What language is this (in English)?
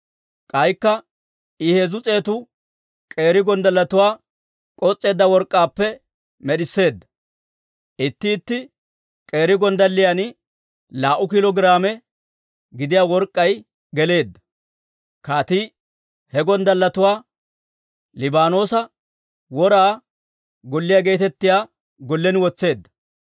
Dawro